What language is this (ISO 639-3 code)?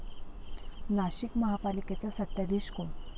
mar